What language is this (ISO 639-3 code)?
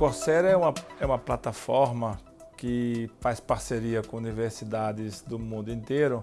por